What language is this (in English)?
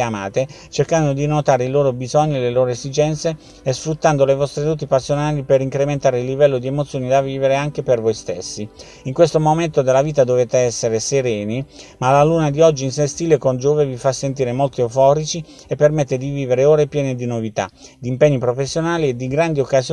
Italian